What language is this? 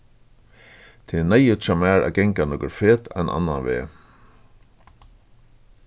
Faroese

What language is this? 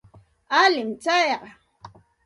Santa Ana de Tusi Pasco Quechua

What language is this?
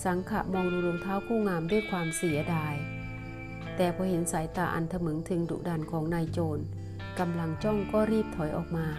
Thai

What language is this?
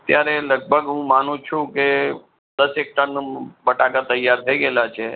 Gujarati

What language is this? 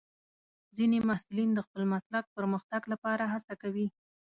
Pashto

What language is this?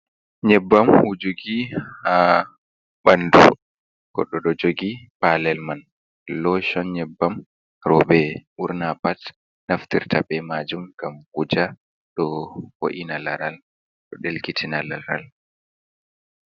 Fula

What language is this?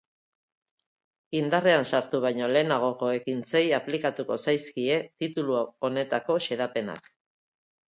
Basque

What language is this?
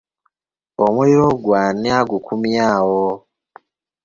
Ganda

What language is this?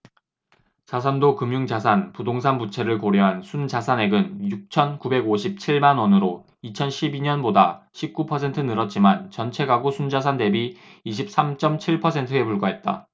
Korean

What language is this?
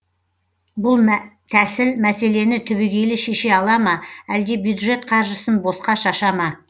Kazakh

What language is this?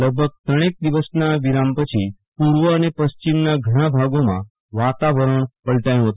Gujarati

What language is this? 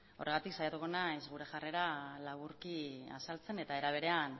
Basque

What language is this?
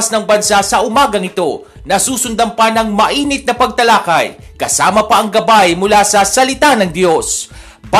Filipino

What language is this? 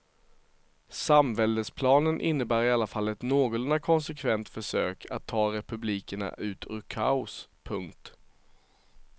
Swedish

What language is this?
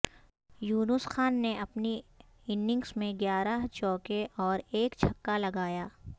Urdu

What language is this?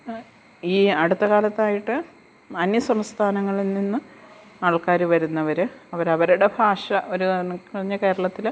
Malayalam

